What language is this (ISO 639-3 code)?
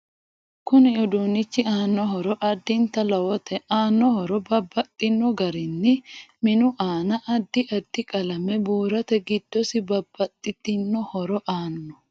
sid